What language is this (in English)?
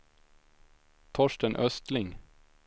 Swedish